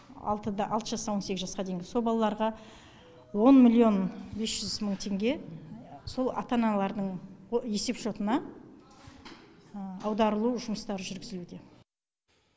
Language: Kazakh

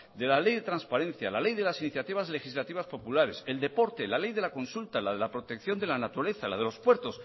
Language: Spanish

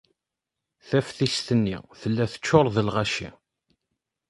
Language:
Kabyle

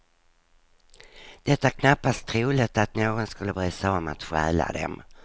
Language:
Swedish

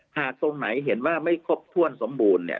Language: Thai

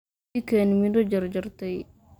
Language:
Somali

